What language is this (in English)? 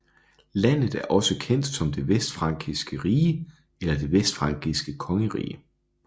Danish